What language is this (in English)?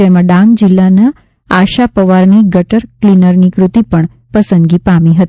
Gujarati